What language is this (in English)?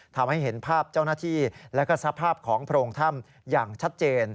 Thai